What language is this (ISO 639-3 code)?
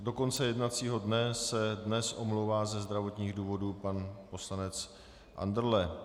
ces